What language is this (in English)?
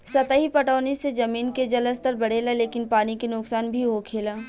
Bhojpuri